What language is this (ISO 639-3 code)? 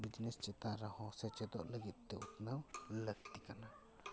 sat